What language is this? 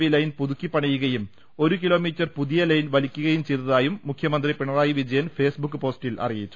Malayalam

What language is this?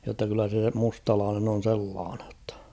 Finnish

